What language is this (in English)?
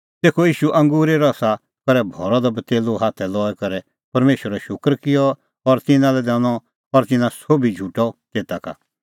Kullu Pahari